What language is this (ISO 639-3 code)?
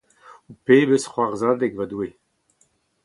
bre